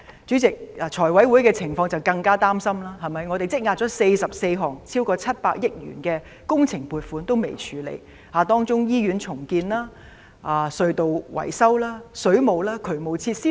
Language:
Cantonese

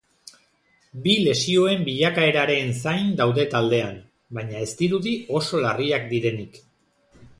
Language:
Basque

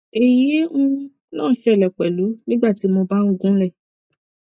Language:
Yoruba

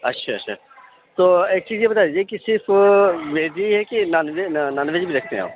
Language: Urdu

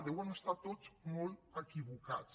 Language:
Catalan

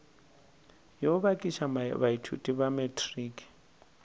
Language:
Northern Sotho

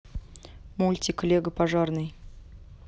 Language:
Russian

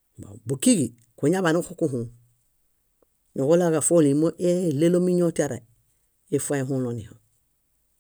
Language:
Bayot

